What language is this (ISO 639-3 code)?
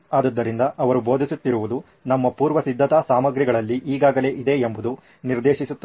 kan